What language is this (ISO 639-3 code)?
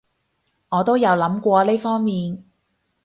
yue